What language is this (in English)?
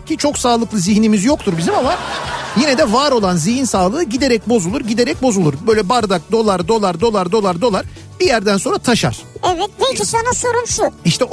Turkish